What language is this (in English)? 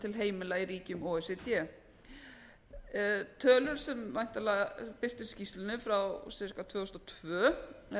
Icelandic